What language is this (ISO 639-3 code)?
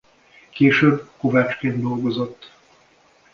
hun